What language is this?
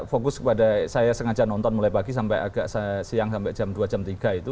Indonesian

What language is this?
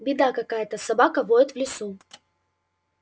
Russian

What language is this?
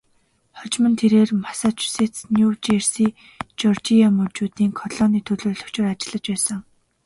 Mongolian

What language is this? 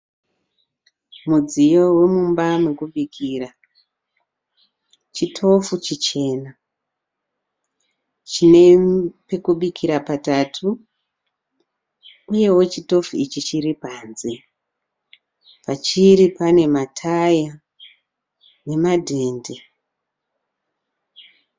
Shona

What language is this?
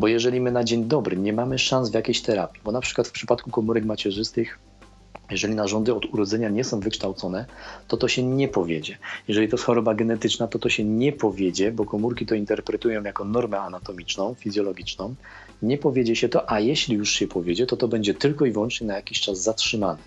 Polish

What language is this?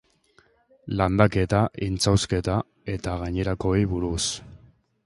Basque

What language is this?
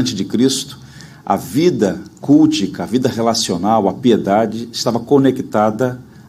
Portuguese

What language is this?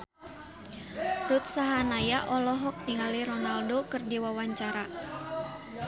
Sundanese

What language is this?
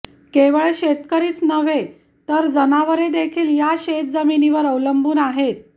Marathi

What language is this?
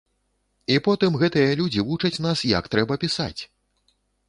Belarusian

